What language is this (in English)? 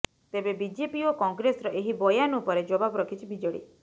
Odia